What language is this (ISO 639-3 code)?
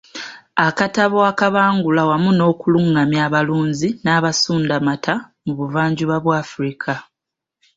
lug